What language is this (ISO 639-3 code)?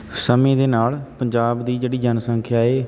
pan